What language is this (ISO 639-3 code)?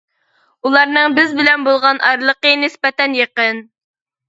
uig